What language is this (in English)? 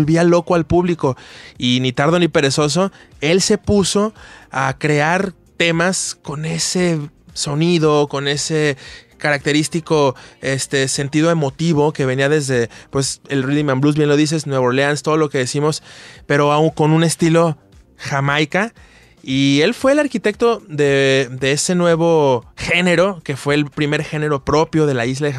Spanish